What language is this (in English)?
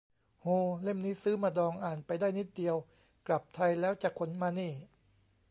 Thai